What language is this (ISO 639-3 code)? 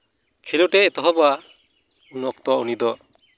sat